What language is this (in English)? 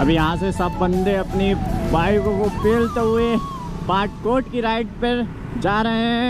Hindi